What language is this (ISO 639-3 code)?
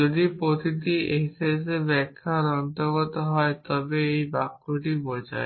ben